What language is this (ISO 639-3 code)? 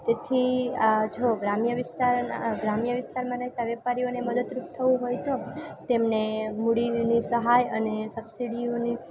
guj